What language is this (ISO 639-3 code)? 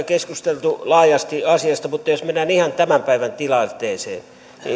fin